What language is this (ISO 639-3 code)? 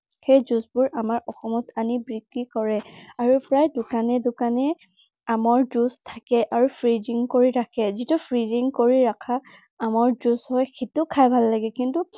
asm